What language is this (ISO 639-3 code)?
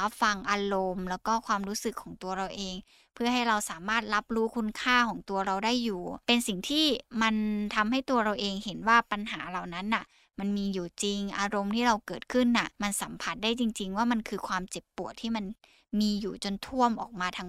tha